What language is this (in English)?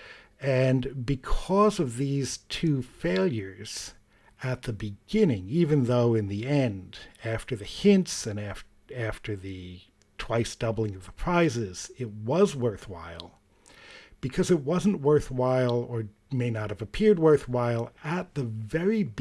English